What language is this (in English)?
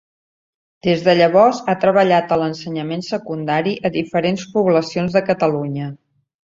Catalan